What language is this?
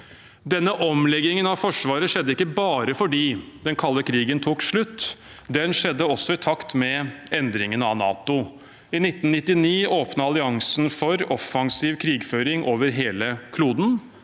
Norwegian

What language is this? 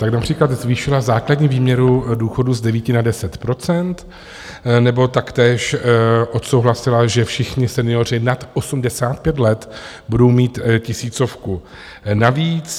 Czech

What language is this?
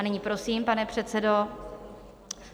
Czech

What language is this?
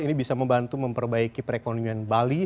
Indonesian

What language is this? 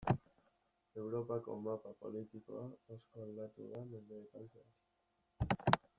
Basque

